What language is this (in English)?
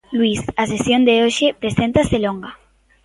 Galician